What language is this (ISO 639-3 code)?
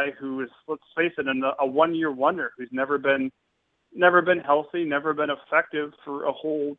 eng